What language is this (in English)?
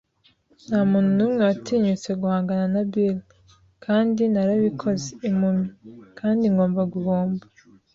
Kinyarwanda